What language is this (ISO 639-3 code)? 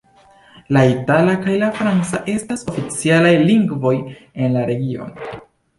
epo